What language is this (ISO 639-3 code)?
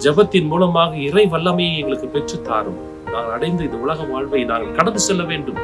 tur